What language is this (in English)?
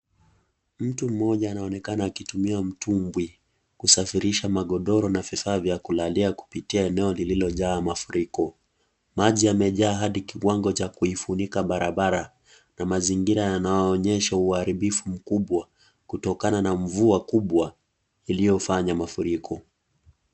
Swahili